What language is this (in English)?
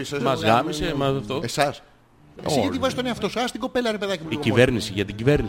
Greek